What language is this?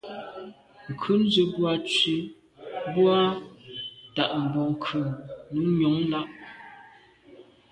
Medumba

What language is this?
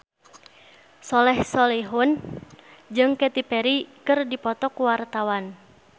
Sundanese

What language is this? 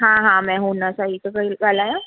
Sindhi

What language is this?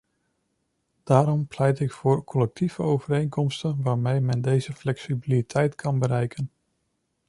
Dutch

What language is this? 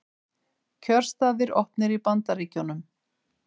Icelandic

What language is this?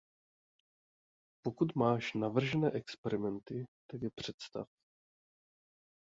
Czech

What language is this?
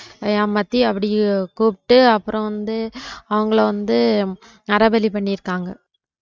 Tamil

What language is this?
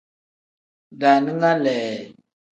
Tem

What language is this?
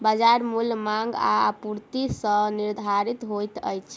Maithili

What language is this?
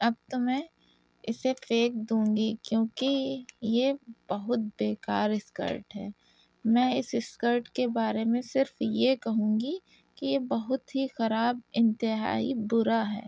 Urdu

